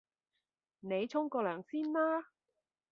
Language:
Cantonese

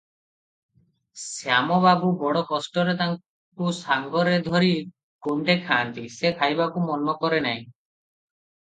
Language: Odia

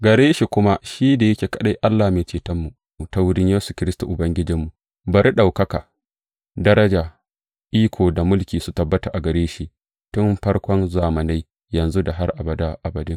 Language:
Hausa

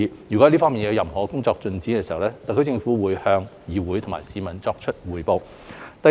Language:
Cantonese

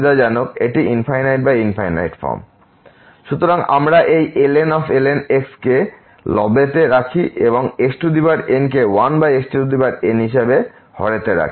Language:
Bangla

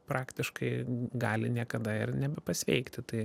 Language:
Lithuanian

